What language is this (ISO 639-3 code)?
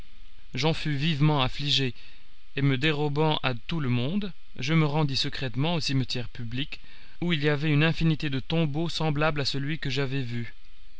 fra